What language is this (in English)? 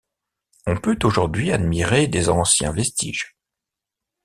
French